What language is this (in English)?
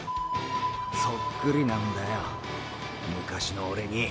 Japanese